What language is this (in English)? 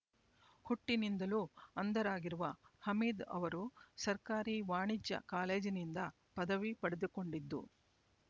Kannada